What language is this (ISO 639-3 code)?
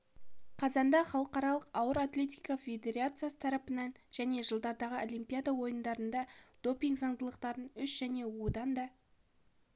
kaz